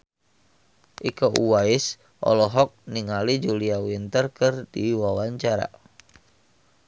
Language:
Sundanese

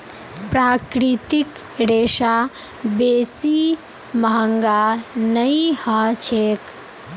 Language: Magahi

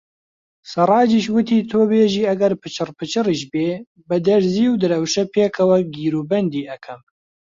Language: Central Kurdish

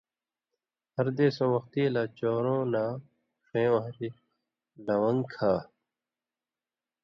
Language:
Indus Kohistani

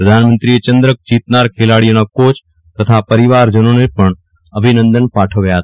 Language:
Gujarati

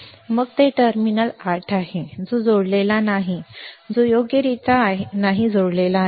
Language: Marathi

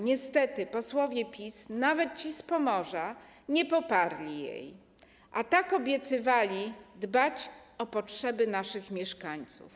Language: Polish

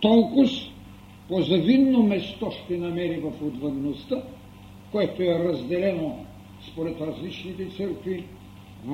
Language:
Bulgarian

